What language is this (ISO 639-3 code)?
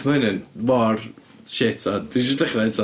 cym